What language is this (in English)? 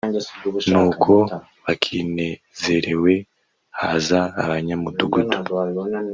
Kinyarwanda